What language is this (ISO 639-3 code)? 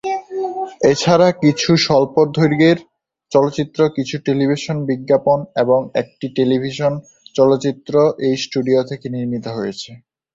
ben